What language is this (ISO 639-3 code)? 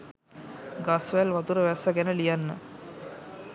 sin